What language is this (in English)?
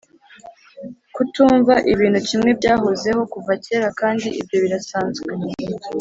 Kinyarwanda